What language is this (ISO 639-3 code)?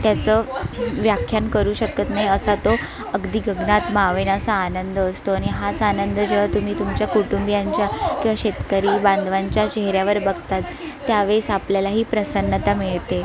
mar